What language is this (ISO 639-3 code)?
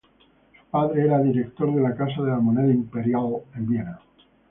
spa